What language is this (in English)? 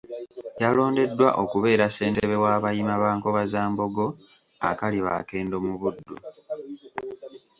Ganda